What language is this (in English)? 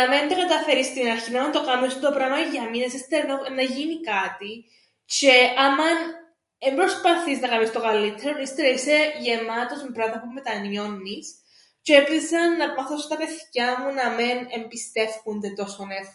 Greek